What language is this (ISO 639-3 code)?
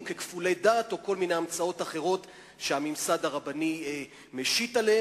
heb